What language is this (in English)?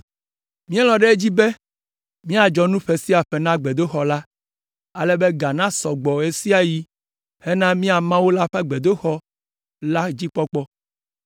Ewe